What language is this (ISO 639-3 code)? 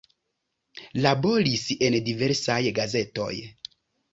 epo